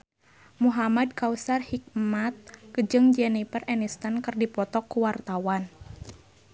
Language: Sundanese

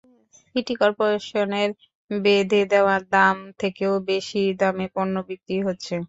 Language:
Bangla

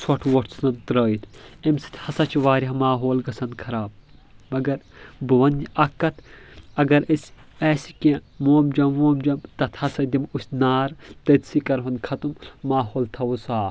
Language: Kashmiri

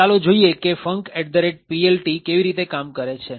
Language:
Gujarati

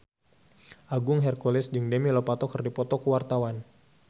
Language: Sundanese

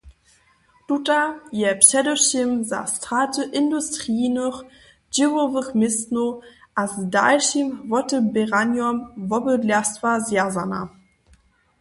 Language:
Upper Sorbian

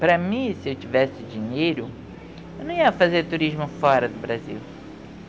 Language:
Portuguese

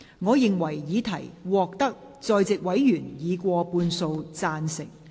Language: Cantonese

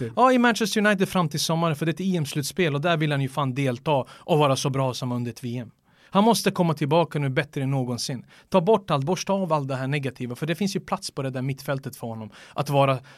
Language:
Swedish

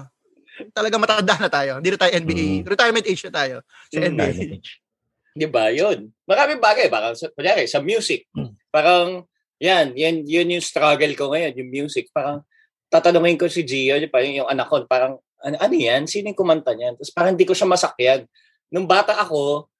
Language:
Filipino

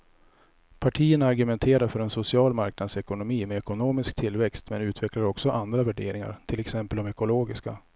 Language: Swedish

